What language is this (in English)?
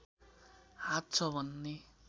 Nepali